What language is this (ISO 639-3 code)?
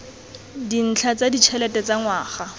tsn